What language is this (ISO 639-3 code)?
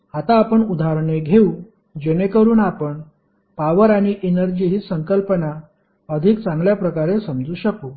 mar